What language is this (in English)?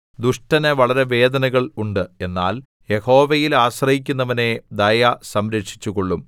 Malayalam